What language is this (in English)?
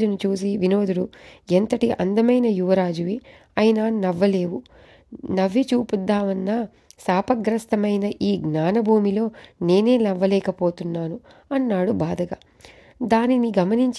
Telugu